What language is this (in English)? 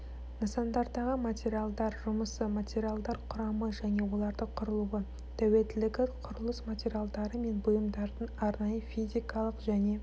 Kazakh